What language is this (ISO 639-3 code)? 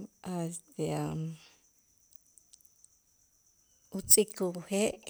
itz